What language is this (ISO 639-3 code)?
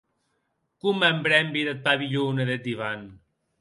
oci